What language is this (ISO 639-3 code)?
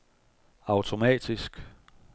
dan